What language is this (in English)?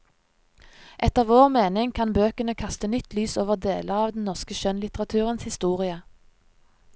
Norwegian